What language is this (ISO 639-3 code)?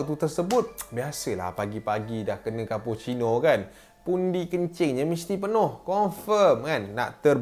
msa